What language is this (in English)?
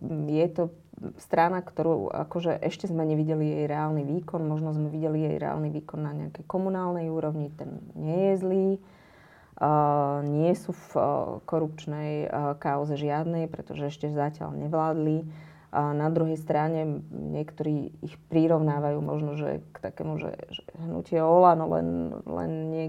Slovak